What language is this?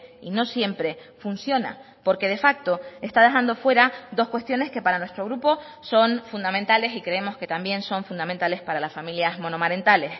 Spanish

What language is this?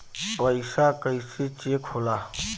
Bhojpuri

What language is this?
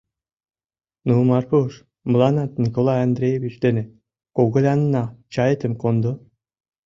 Mari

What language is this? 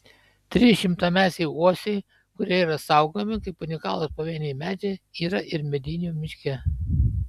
Lithuanian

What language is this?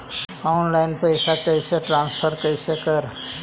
Magahi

